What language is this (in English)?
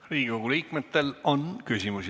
Estonian